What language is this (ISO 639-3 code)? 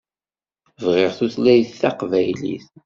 kab